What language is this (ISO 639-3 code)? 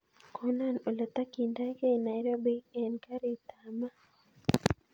kln